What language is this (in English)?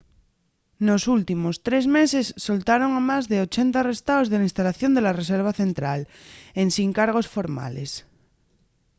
Asturian